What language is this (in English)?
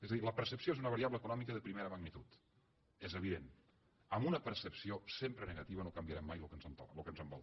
Catalan